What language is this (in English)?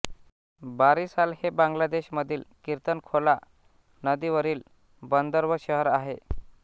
Marathi